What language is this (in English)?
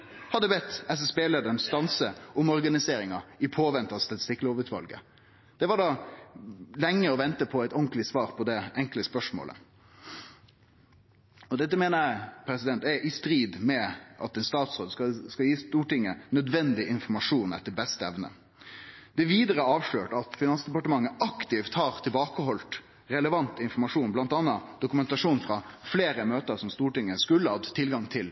Norwegian Nynorsk